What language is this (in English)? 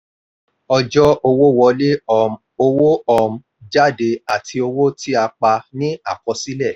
Yoruba